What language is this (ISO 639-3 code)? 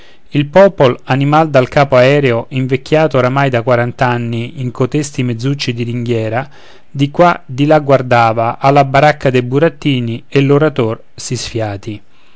ita